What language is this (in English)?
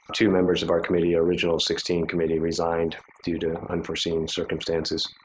English